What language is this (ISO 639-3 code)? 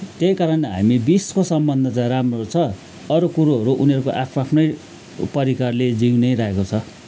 nep